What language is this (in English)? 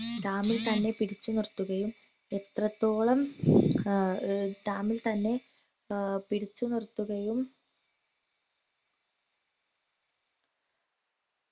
Malayalam